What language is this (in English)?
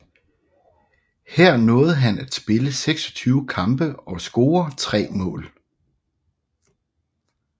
Danish